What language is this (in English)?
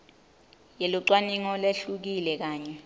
Swati